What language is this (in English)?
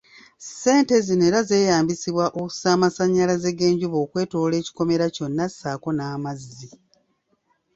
Ganda